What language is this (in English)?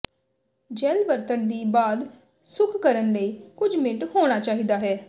Punjabi